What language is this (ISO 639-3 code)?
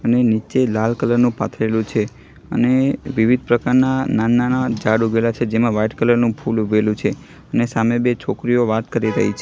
guj